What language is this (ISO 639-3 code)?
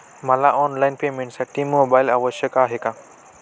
mar